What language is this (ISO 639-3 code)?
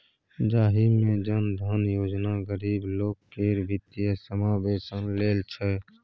mai